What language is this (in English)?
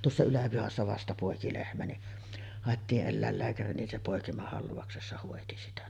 Finnish